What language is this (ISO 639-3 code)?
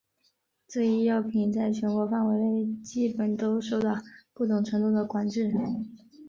zho